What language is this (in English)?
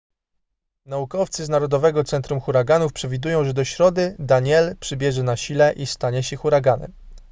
Polish